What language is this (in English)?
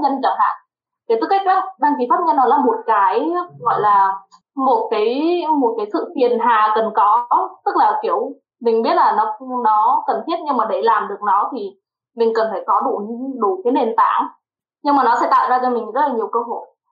Vietnamese